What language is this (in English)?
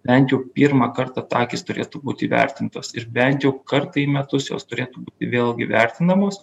Lithuanian